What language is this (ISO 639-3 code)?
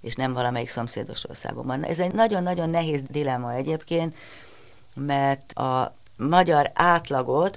hun